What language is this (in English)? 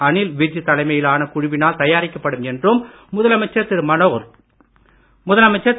Tamil